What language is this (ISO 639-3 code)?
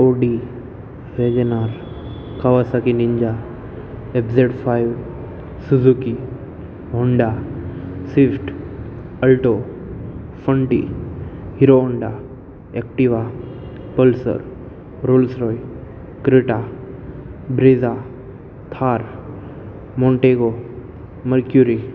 guj